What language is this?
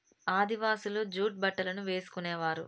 Telugu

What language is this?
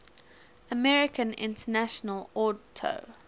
English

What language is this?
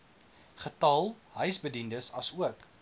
Afrikaans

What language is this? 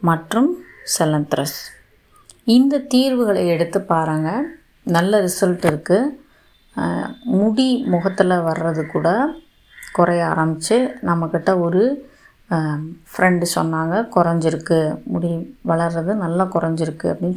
Tamil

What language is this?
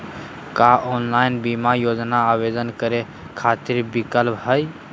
Magahi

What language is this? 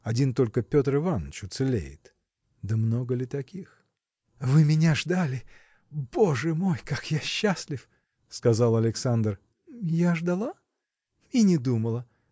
Russian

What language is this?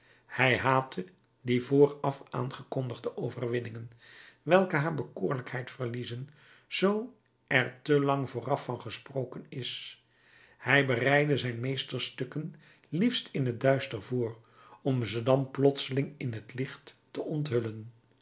Dutch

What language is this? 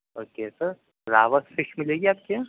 Urdu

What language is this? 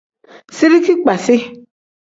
Tem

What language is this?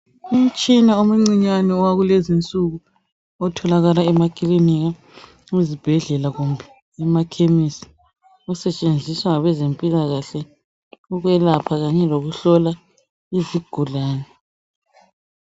North Ndebele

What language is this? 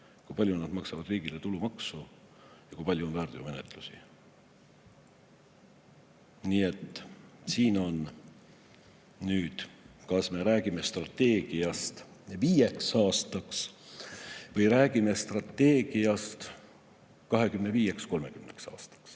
Estonian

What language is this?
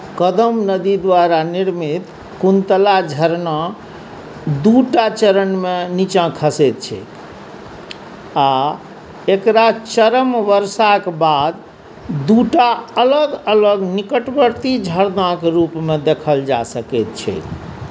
Maithili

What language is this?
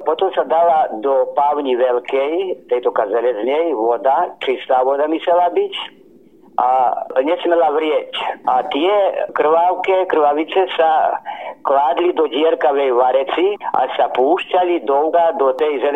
Slovak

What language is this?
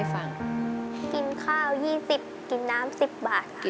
Thai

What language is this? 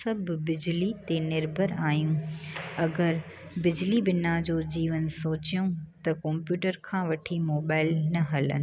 Sindhi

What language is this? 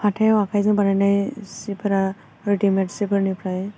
Bodo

